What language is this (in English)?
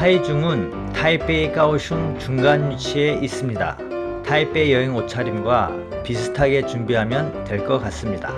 Korean